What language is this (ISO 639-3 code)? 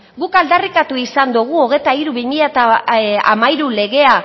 eus